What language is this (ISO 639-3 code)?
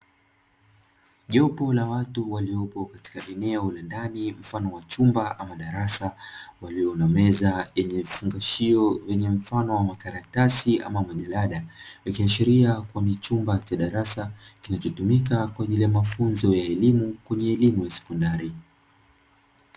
swa